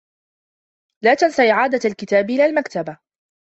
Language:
Arabic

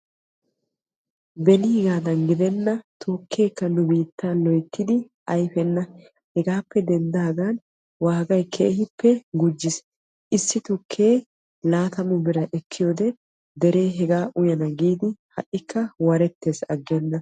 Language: Wolaytta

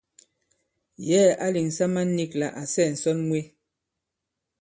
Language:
Bankon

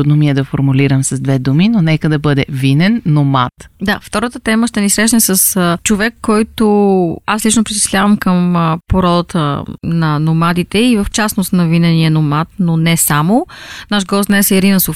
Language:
Bulgarian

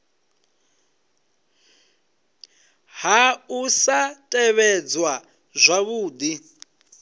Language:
Venda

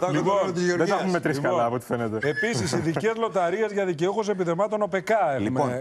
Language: Greek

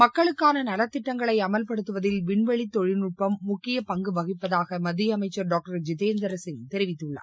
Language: Tamil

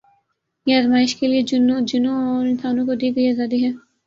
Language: Urdu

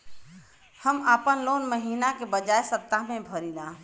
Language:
Bhojpuri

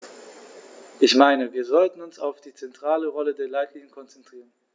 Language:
German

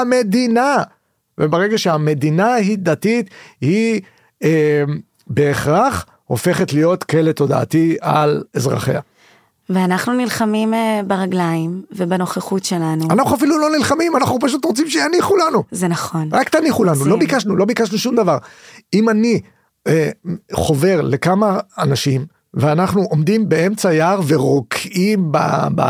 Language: Hebrew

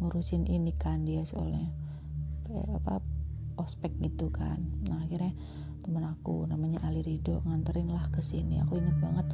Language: Indonesian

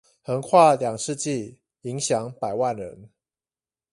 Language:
Chinese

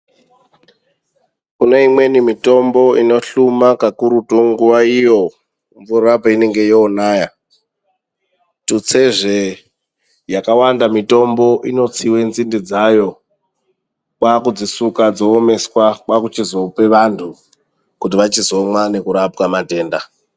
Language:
Ndau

